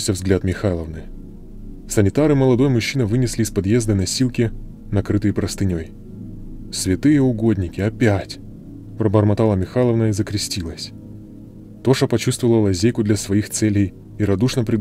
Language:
Russian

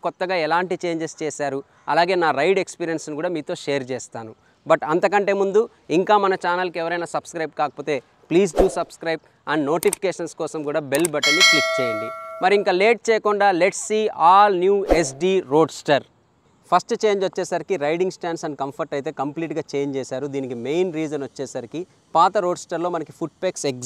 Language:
Telugu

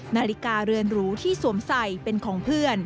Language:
Thai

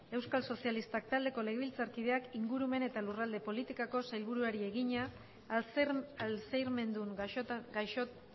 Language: Basque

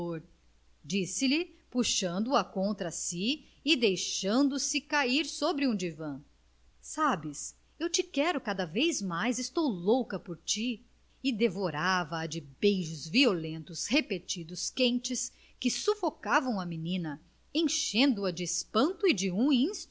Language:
Portuguese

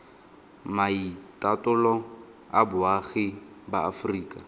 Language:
Tswana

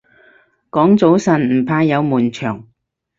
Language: Cantonese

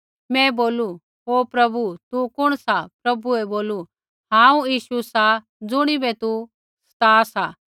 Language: Kullu Pahari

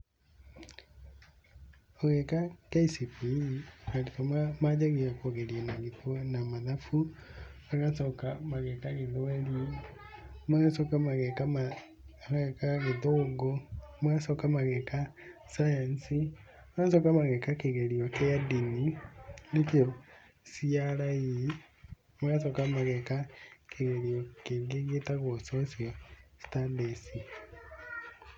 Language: Kikuyu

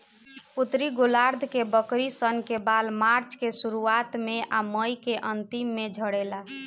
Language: Bhojpuri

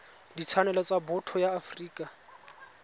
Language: Tswana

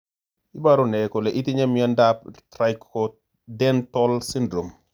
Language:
Kalenjin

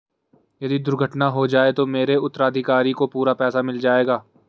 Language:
Hindi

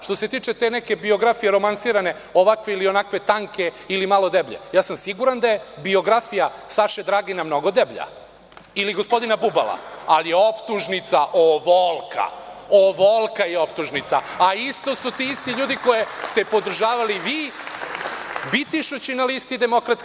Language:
Serbian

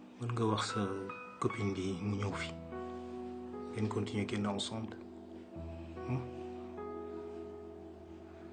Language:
French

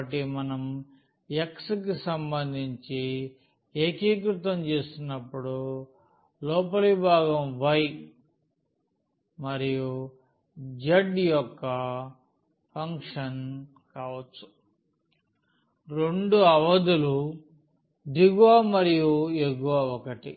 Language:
Telugu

